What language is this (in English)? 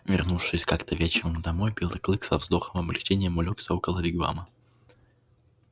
Russian